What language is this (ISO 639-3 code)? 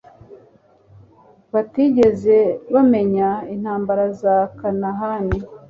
kin